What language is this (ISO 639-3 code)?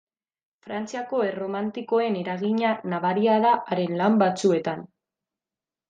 eus